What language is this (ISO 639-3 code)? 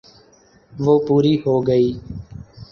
urd